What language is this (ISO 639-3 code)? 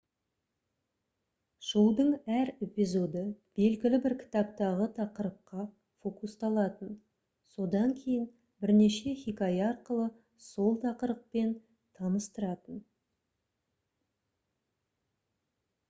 kaz